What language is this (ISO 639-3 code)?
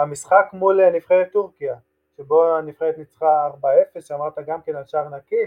heb